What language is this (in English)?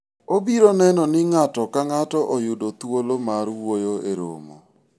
Luo (Kenya and Tanzania)